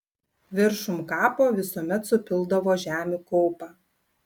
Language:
Lithuanian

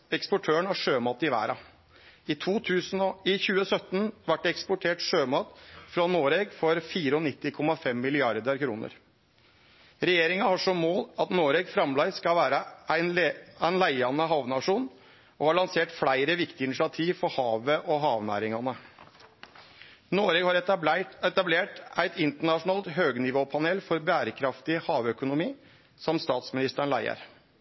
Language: Norwegian Nynorsk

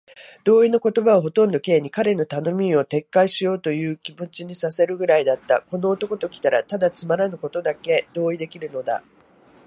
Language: Japanese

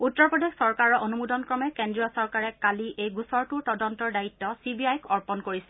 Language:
Assamese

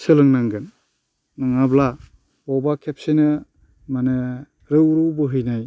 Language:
Bodo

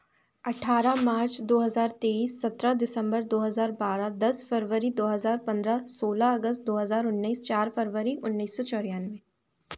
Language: Hindi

